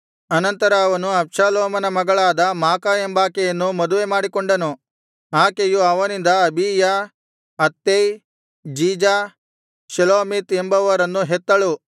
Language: Kannada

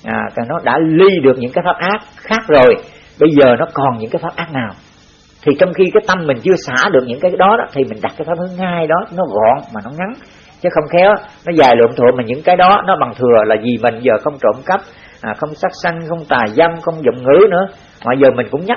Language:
Vietnamese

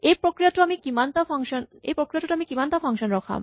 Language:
Assamese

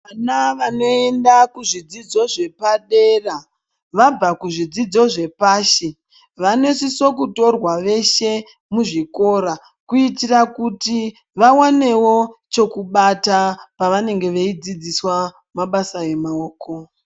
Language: Ndau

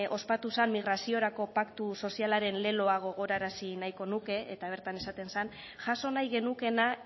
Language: Basque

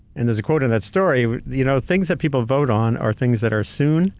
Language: English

